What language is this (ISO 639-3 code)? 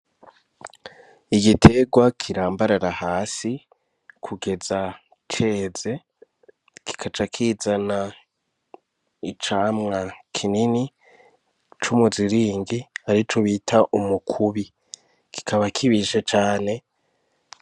run